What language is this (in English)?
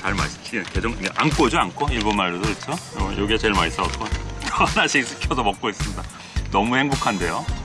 Korean